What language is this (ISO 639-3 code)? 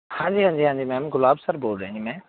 pan